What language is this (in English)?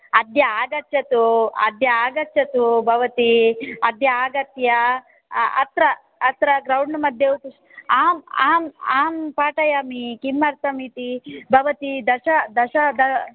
Sanskrit